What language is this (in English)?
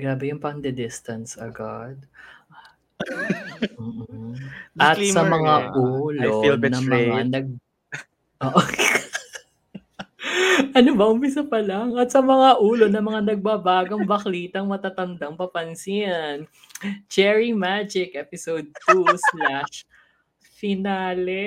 Filipino